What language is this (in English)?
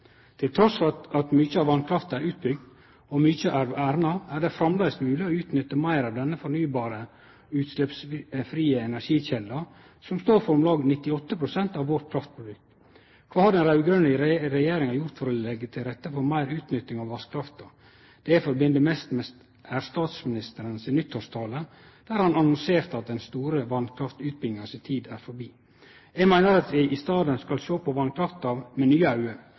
Norwegian Nynorsk